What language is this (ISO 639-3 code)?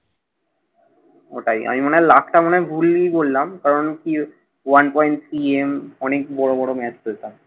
ben